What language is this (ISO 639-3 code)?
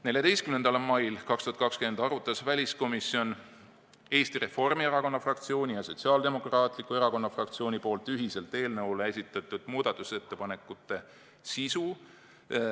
est